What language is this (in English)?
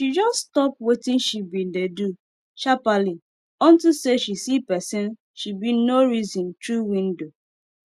Nigerian Pidgin